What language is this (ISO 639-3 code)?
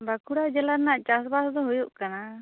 sat